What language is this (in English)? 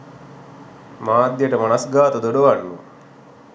Sinhala